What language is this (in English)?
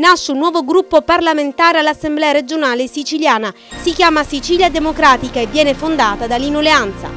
Italian